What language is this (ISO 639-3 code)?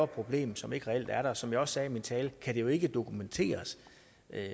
dan